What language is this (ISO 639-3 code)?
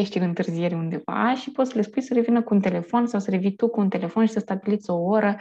ron